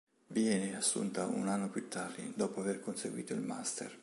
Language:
Italian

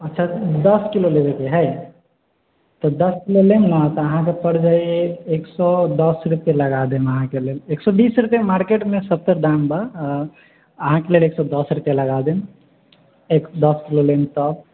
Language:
Maithili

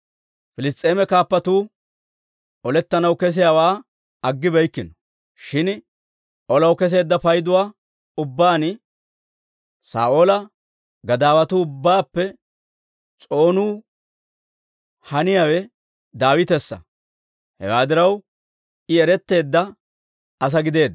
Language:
Dawro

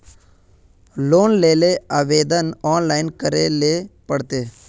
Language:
Magahi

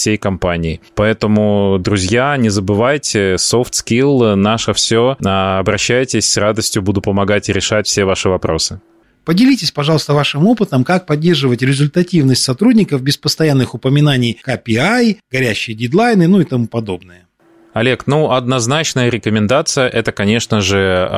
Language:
Russian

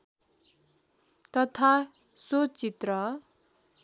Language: Nepali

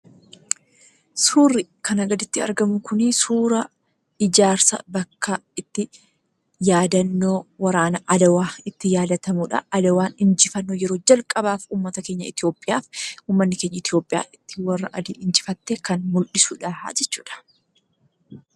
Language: Oromo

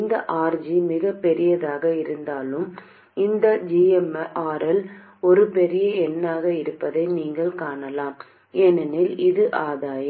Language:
Tamil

